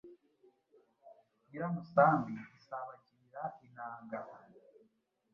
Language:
Kinyarwanda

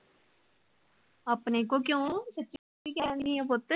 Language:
Punjabi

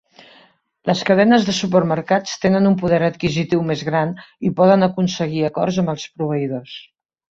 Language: Catalan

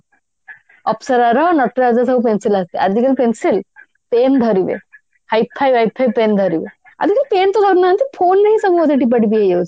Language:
Odia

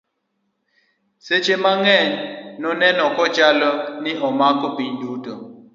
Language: Luo (Kenya and Tanzania)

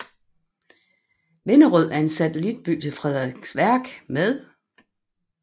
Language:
Danish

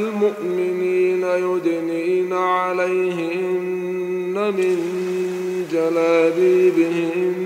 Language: Arabic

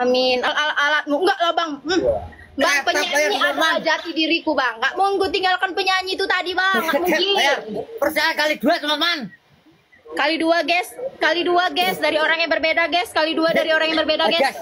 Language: Indonesian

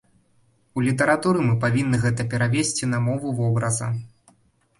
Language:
Belarusian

